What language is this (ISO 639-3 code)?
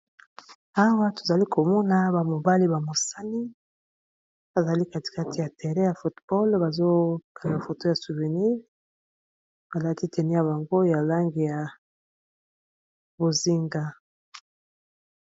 lin